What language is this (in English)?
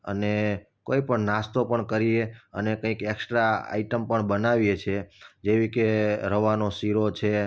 Gujarati